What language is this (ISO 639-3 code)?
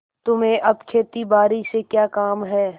hin